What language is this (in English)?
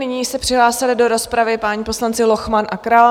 Czech